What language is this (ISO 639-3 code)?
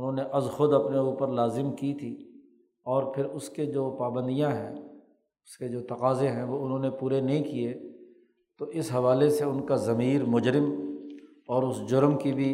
urd